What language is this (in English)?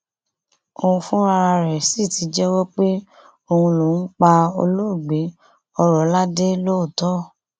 Yoruba